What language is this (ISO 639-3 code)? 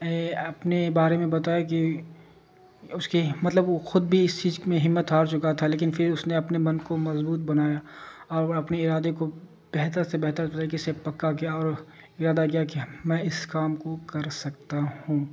urd